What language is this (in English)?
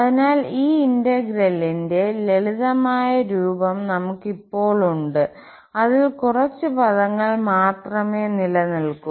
Malayalam